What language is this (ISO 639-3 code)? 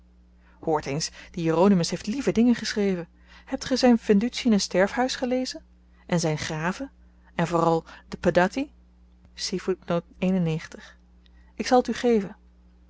nld